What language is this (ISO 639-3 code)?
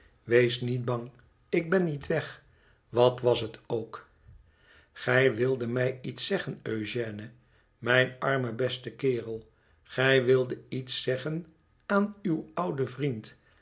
nld